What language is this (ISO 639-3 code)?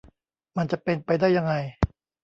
tha